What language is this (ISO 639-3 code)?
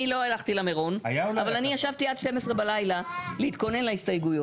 heb